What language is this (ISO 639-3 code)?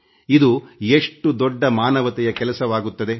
kan